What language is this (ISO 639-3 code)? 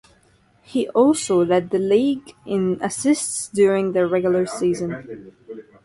eng